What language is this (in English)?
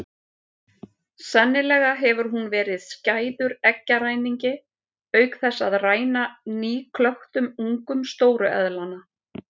Icelandic